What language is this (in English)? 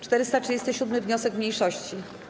Polish